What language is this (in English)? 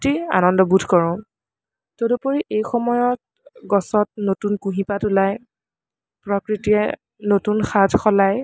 Assamese